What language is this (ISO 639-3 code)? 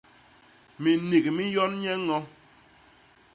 bas